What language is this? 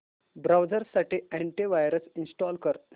Marathi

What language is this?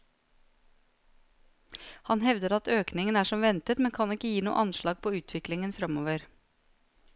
Norwegian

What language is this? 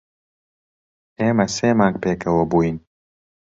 Central Kurdish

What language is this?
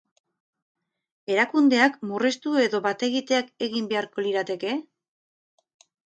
Basque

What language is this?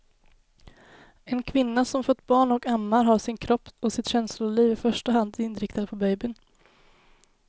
Swedish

